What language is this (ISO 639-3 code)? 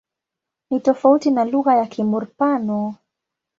swa